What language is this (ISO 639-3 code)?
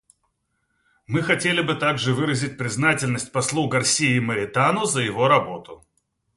rus